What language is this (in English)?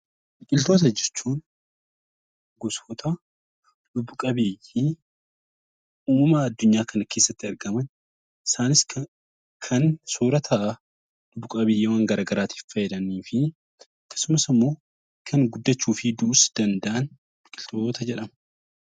Oromo